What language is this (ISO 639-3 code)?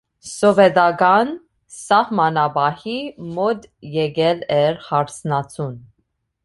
hye